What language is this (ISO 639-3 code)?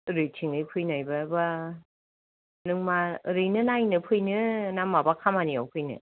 brx